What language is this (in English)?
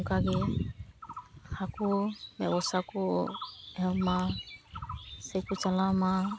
Santali